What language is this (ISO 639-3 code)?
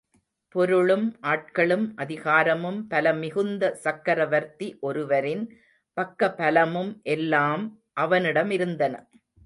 tam